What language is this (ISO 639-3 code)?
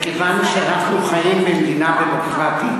heb